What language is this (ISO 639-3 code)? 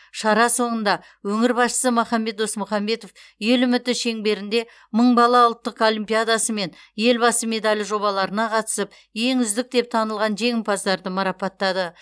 kaz